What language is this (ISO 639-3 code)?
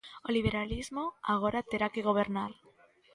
glg